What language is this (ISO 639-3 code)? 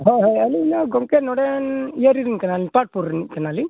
sat